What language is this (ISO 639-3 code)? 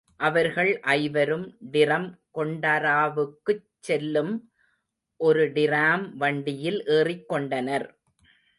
tam